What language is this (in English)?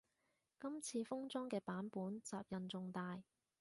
Cantonese